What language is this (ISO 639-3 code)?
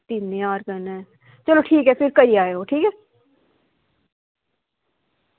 doi